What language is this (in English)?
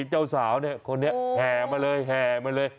Thai